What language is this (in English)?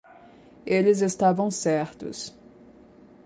Portuguese